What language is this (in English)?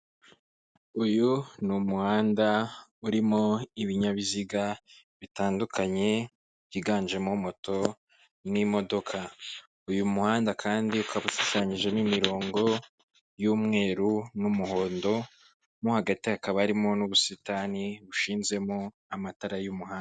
Kinyarwanda